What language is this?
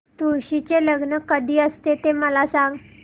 Marathi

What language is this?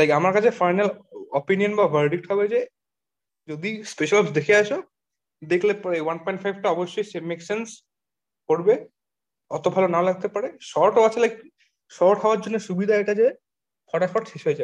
Bangla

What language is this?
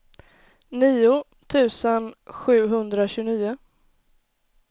Swedish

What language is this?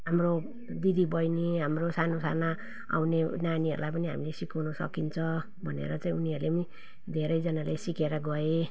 Nepali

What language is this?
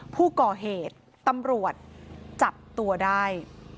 Thai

